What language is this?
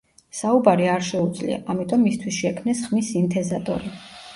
Georgian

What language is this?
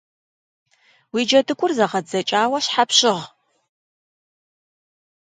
Kabardian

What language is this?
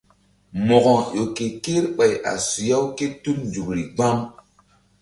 Mbum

